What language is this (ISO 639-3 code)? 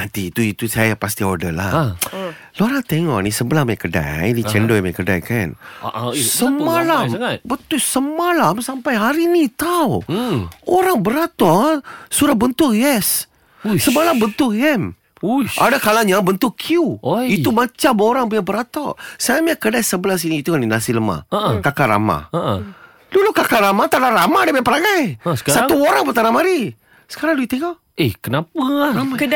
msa